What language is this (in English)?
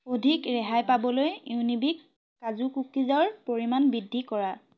Assamese